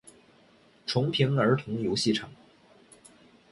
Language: Chinese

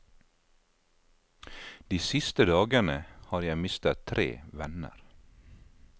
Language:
Norwegian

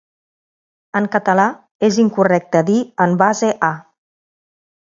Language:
Catalan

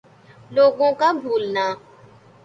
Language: Urdu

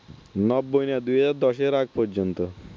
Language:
Bangla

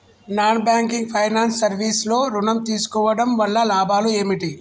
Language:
Telugu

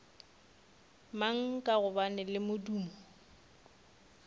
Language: Northern Sotho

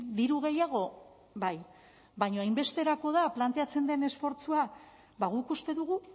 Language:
Basque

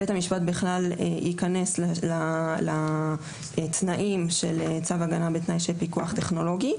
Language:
Hebrew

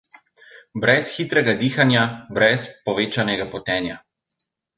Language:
Slovenian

